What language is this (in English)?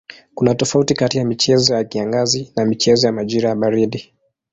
Swahili